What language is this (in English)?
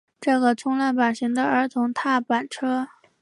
Chinese